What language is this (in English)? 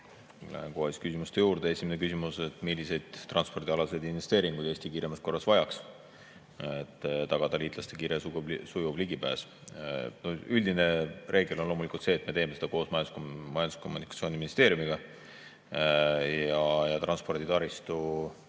Estonian